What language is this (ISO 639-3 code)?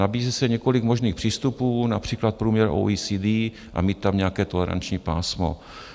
ces